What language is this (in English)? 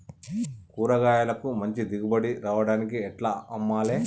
Telugu